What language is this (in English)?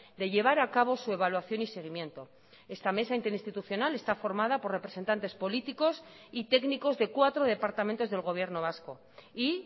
Spanish